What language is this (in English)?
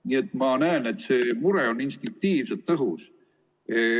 Estonian